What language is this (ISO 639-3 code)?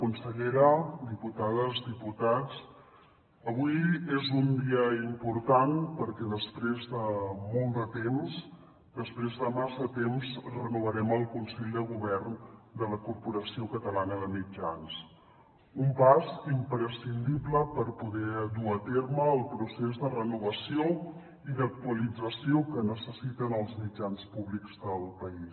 cat